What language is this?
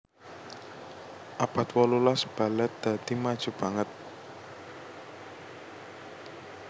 Javanese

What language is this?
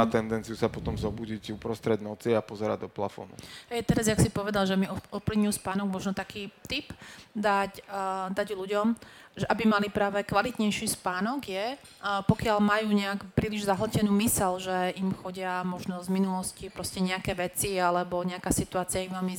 Slovak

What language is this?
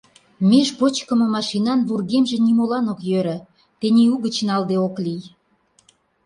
Mari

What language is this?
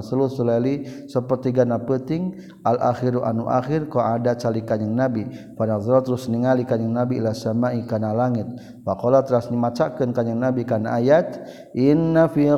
Malay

